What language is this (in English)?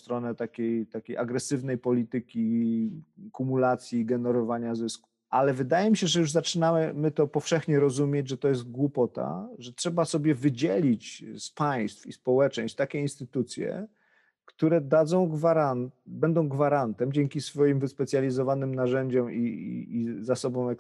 Polish